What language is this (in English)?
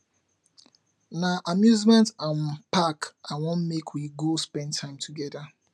Nigerian Pidgin